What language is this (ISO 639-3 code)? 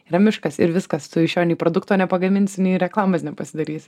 lit